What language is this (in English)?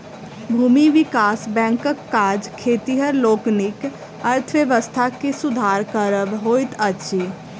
Maithili